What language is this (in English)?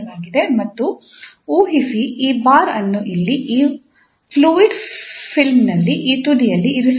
Kannada